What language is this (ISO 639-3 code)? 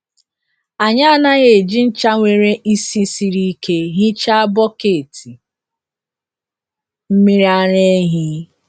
ibo